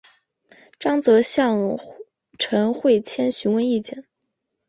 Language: Chinese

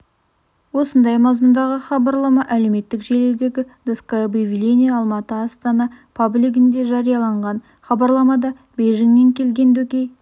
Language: Kazakh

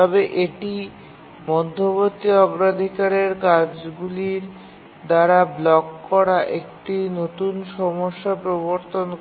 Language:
Bangla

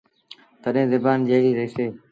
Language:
Sindhi Bhil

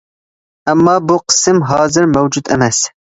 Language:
Uyghur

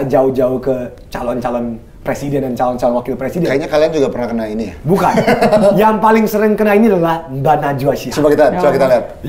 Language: Indonesian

